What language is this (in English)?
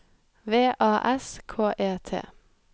Norwegian